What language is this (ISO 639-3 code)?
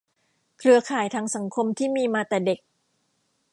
tha